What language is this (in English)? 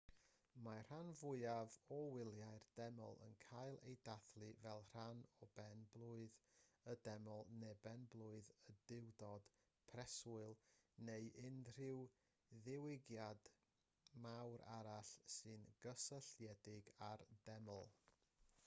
Welsh